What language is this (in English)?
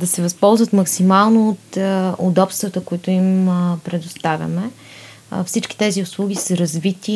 Bulgarian